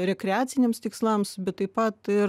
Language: Lithuanian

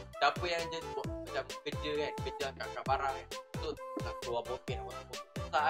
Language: Malay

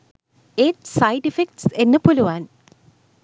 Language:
Sinhala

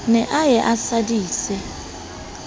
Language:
Southern Sotho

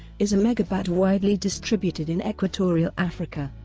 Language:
English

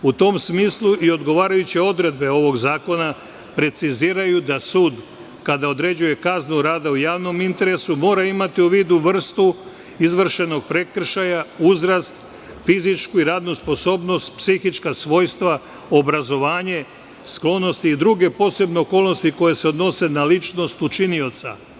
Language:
Serbian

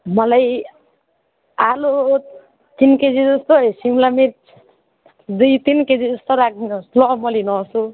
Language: Nepali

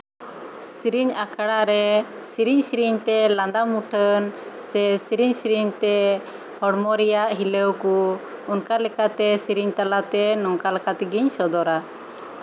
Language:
Santali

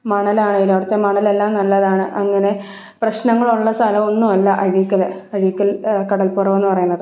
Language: Malayalam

